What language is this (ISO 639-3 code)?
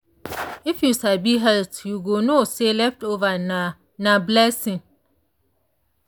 pcm